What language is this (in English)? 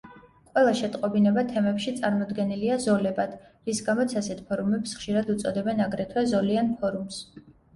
Georgian